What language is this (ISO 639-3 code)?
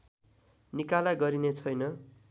nep